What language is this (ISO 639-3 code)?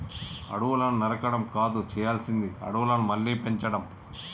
tel